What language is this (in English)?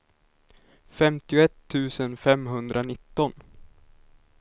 Swedish